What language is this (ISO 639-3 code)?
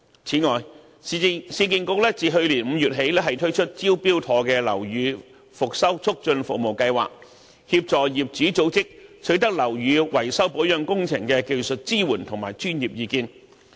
yue